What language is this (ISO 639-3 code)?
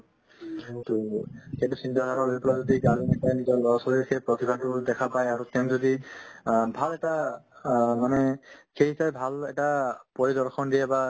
asm